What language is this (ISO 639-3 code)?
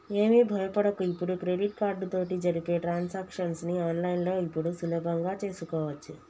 tel